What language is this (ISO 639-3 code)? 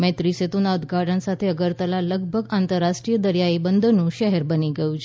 guj